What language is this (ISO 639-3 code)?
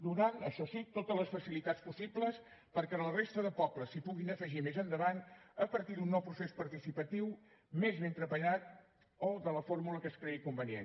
cat